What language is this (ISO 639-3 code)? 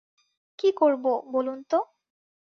ben